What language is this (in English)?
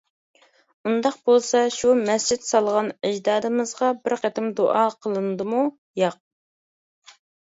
Uyghur